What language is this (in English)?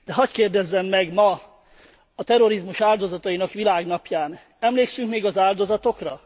Hungarian